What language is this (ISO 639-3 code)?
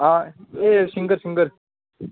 doi